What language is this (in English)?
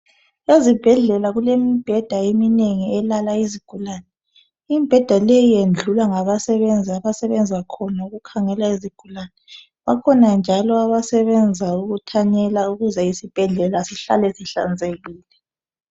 North Ndebele